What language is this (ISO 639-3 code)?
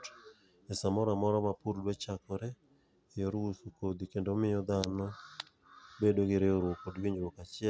luo